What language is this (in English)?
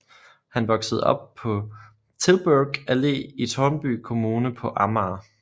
Danish